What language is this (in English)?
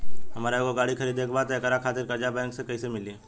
Bhojpuri